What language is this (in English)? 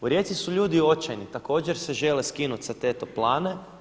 Croatian